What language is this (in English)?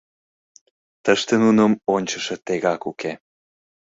Mari